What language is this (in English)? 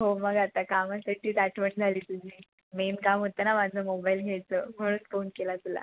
Marathi